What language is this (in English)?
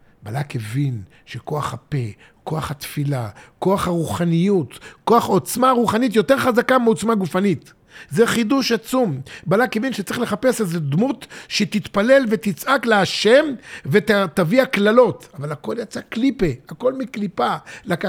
Hebrew